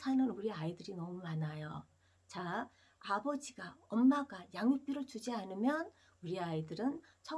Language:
Korean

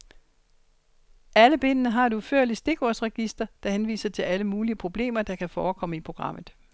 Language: Danish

